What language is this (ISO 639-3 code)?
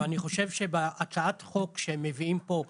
heb